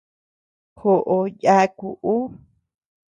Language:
Tepeuxila Cuicatec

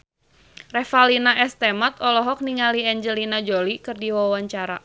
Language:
Sundanese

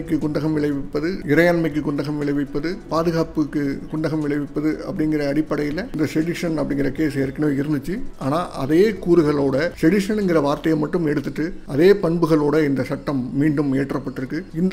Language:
Korean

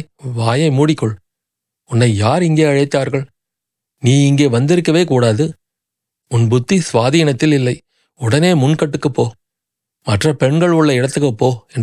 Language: Tamil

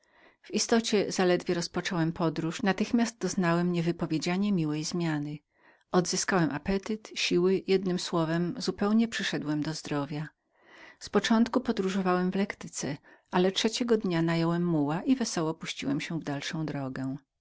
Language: Polish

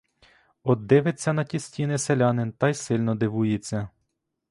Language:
Ukrainian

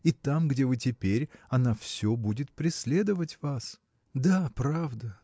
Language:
Russian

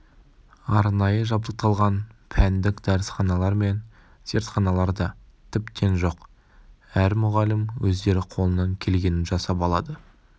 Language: Kazakh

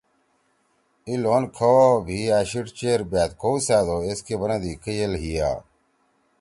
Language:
Torwali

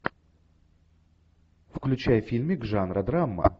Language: Russian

